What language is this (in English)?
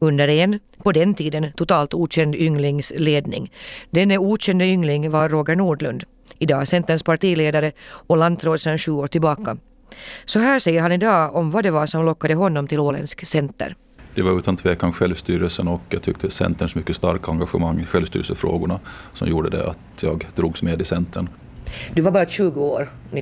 Swedish